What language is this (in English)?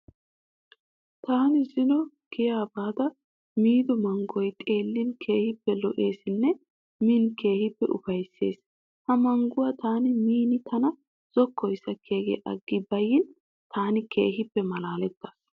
Wolaytta